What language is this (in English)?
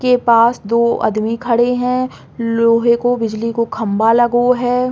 Bundeli